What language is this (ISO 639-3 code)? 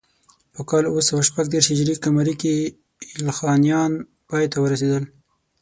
pus